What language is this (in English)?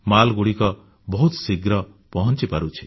Odia